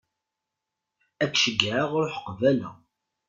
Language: Kabyle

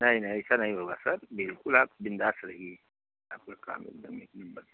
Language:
Hindi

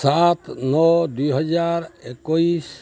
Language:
Odia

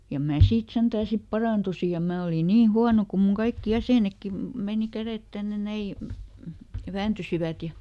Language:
Finnish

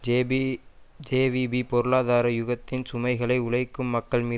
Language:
Tamil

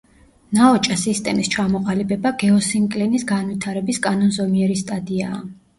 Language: Georgian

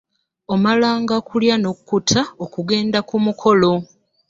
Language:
Ganda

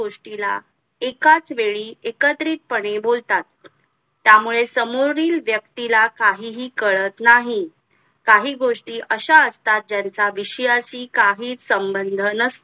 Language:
Marathi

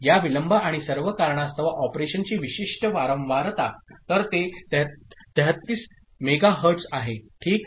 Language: Marathi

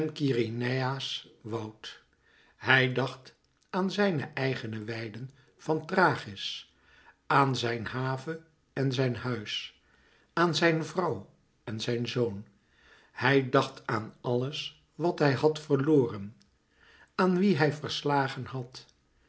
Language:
Dutch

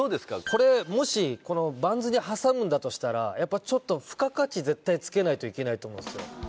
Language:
Japanese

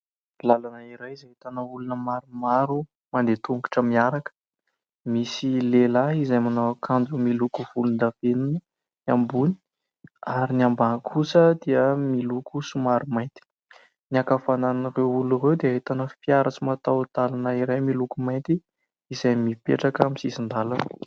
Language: Malagasy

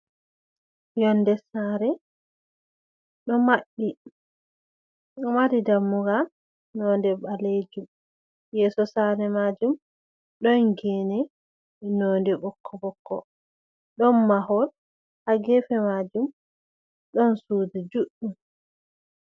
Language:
Fula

